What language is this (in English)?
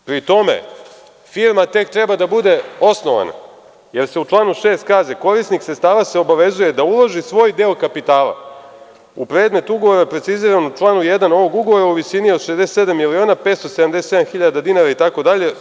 Serbian